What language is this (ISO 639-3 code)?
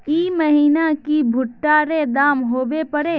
mag